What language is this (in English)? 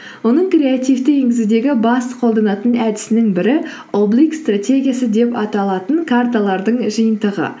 Kazakh